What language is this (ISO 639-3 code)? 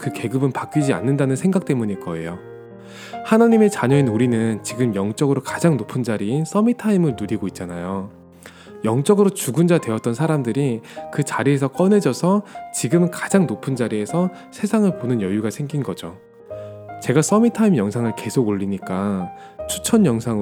kor